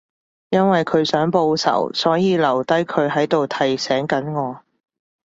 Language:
Cantonese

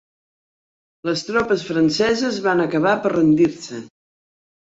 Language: Catalan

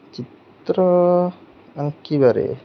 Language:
Odia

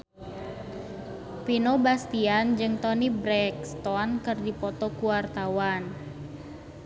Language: Sundanese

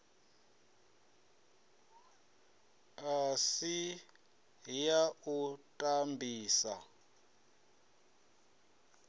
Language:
Venda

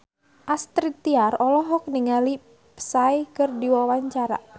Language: Sundanese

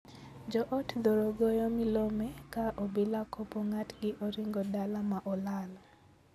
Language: Luo (Kenya and Tanzania)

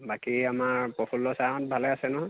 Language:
Assamese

